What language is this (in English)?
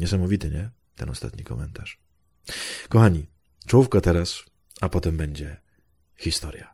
Polish